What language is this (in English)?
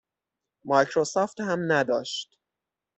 Persian